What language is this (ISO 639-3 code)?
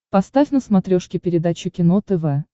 rus